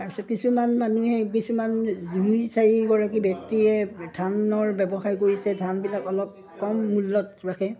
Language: Assamese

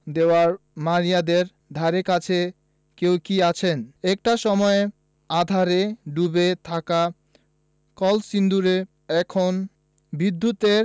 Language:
Bangla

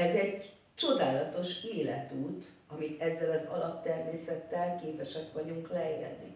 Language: Hungarian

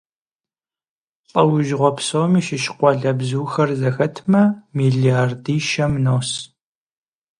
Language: Kabardian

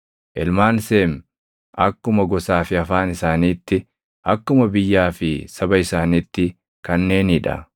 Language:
Oromo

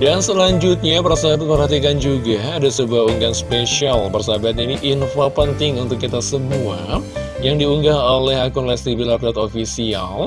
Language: Indonesian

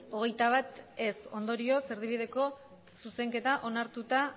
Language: Basque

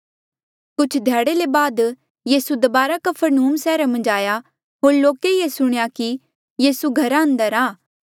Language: Mandeali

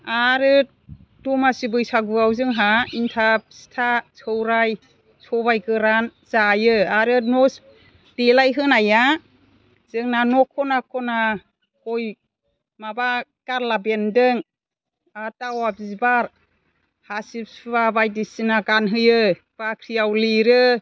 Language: Bodo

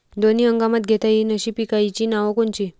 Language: Marathi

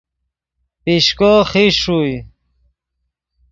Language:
Yidgha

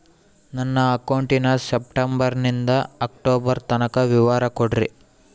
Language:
Kannada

